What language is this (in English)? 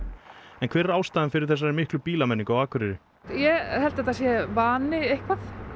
Icelandic